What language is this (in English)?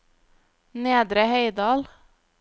Norwegian